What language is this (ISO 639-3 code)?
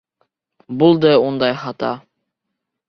bak